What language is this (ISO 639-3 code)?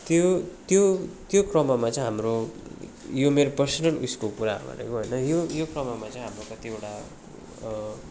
nep